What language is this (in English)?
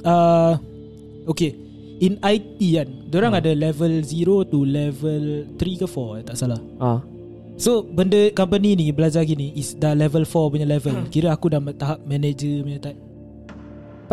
Malay